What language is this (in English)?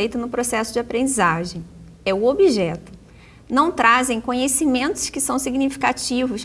Portuguese